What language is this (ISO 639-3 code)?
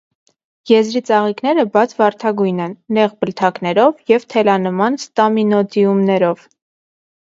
hye